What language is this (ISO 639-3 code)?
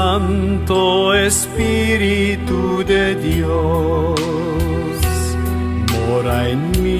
ron